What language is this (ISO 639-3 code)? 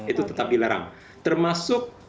ind